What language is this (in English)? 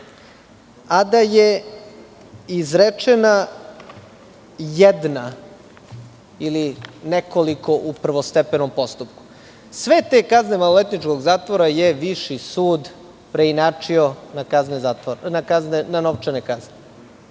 Serbian